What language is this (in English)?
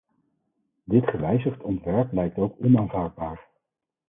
Dutch